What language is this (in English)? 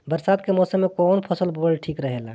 Bhojpuri